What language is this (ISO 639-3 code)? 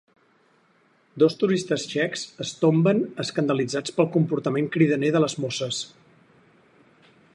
cat